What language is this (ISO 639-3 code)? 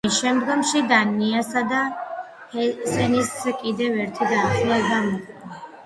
kat